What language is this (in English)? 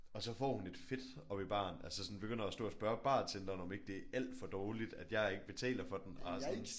Danish